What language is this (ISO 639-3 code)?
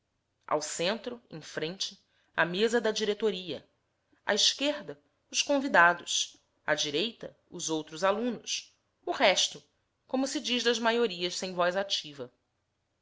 por